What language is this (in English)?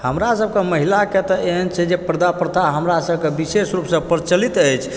Maithili